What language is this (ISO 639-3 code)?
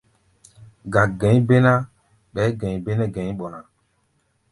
gba